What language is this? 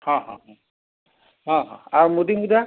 Odia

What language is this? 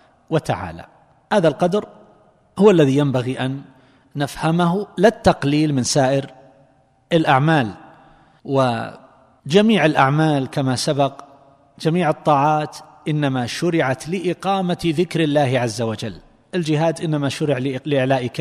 Arabic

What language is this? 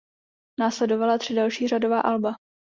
Czech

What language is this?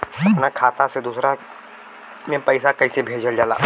Bhojpuri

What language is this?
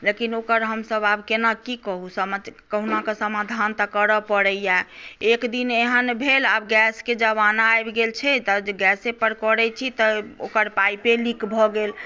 Maithili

